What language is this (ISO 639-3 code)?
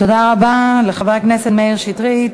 heb